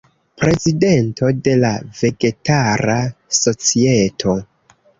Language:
Esperanto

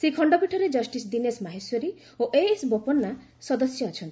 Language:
Odia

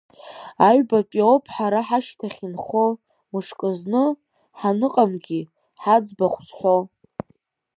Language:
Abkhazian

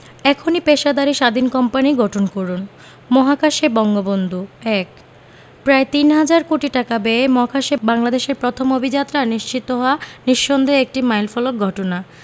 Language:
Bangla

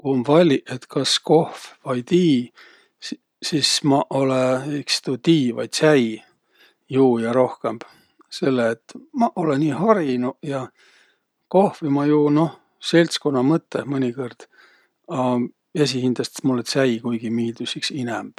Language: Võro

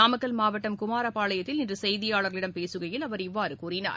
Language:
Tamil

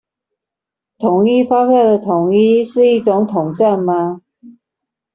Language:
Chinese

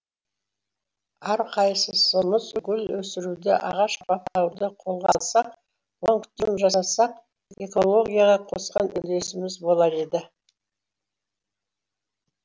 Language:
Kazakh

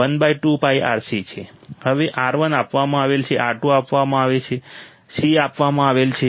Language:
Gujarati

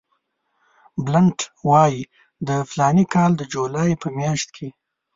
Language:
Pashto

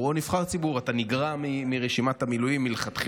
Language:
Hebrew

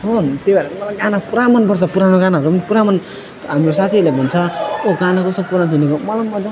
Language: Nepali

